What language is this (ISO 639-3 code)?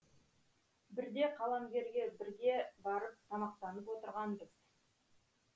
kaz